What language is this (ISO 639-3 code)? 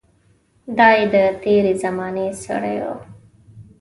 pus